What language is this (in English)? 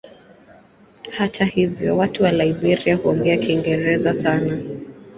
Swahili